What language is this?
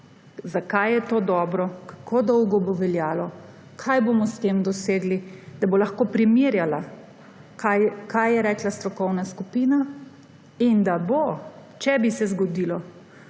Slovenian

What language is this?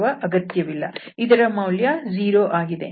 Kannada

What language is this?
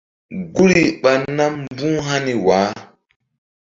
Mbum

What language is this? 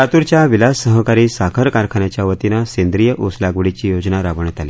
Marathi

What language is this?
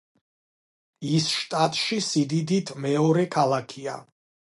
Georgian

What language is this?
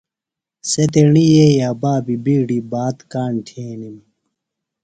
Phalura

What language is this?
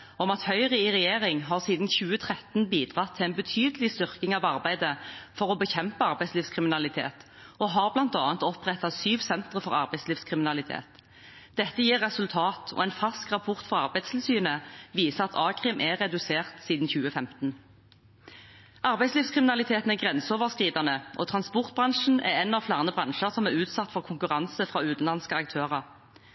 Norwegian Bokmål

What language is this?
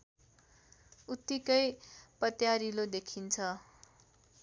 Nepali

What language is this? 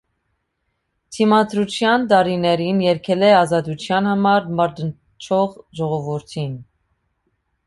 Armenian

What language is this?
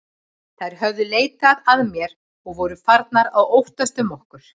Icelandic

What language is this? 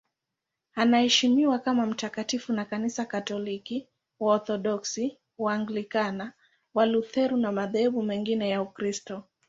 Swahili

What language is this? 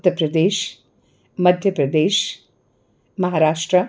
Dogri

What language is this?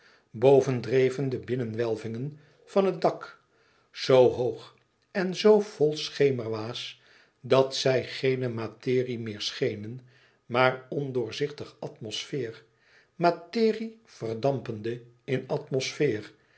Dutch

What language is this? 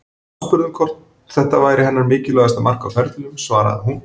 Icelandic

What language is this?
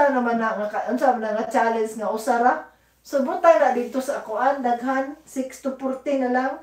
Filipino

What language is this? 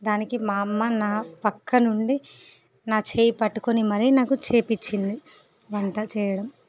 Telugu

